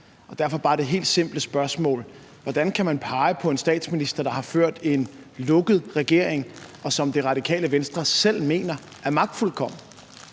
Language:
Danish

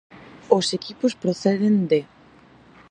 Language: Galician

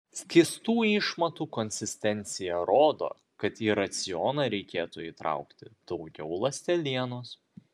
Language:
Lithuanian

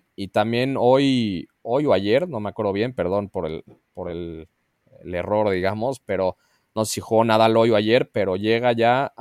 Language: Spanish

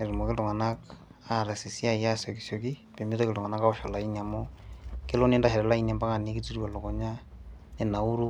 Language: Masai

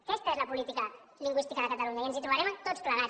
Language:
Catalan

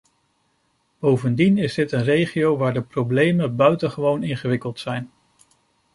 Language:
Dutch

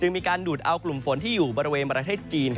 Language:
Thai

